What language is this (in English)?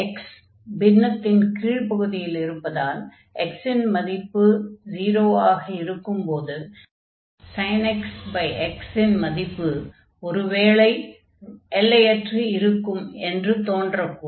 Tamil